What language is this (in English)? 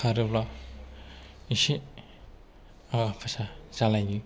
Bodo